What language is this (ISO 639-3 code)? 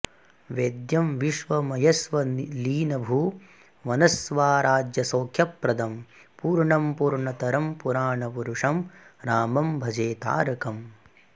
san